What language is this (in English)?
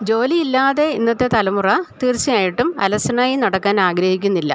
Malayalam